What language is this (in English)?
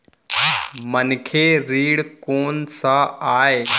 Chhattisgarhi